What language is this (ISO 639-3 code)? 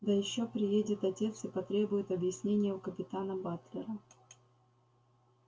rus